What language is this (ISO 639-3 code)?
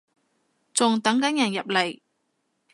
yue